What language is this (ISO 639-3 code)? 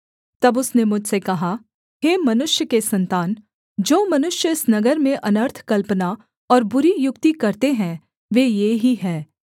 hin